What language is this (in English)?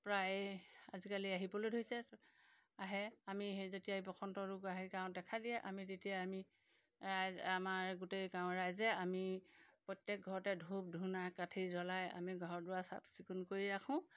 Assamese